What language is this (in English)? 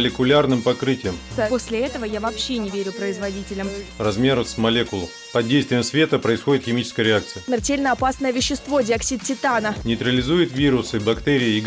Russian